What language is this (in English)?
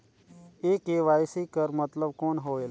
Chhattisgarhi